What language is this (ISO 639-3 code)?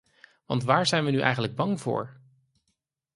nld